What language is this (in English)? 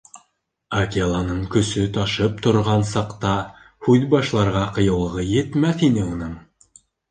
Bashkir